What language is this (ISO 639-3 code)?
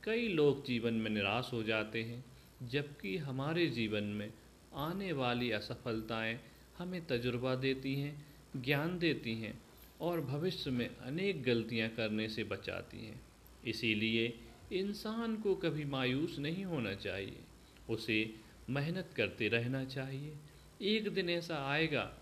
hin